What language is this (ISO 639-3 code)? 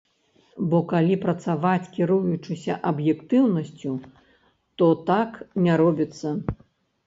bel